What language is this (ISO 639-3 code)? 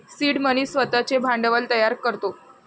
mar